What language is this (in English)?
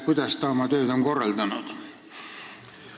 Estonian